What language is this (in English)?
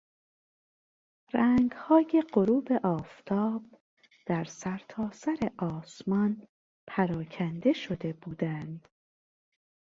Persian